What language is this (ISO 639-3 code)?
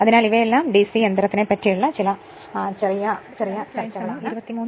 mal